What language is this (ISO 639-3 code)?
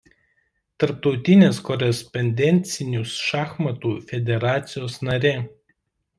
lit